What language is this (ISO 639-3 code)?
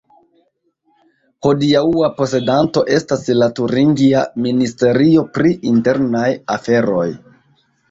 epo